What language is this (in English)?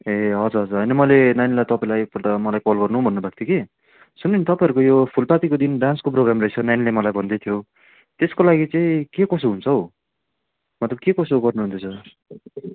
Nepali